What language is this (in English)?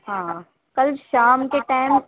Urdu